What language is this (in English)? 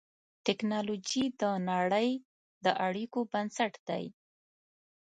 Pashto